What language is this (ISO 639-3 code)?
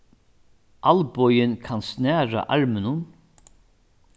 fao